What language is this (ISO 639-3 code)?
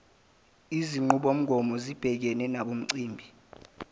zul